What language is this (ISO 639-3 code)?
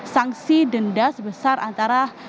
ind